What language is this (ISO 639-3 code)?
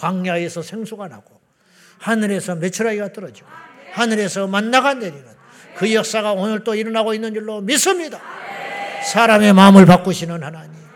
kor